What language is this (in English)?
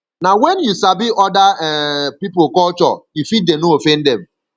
Nigerian Pidgin